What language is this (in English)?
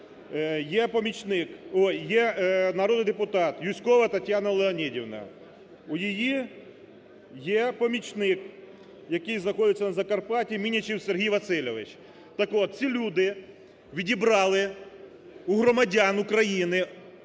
Ukrainian